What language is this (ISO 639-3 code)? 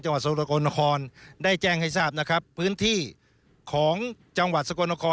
tha